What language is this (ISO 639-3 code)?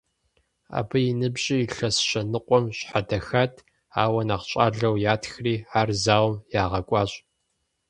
kbd